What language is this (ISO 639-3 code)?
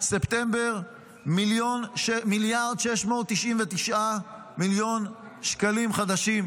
heb